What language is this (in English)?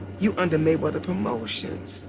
English